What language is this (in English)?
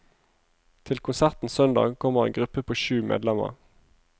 Norwegian